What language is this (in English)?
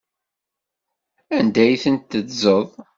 Kabyle